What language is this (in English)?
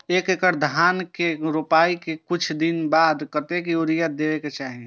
Maithili